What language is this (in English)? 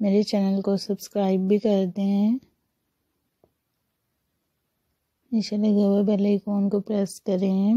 Hindi